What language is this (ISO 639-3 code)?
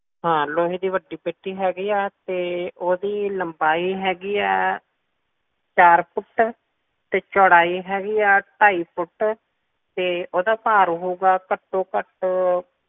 pan